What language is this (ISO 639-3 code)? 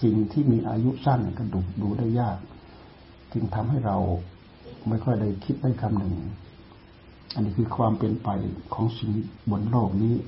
tha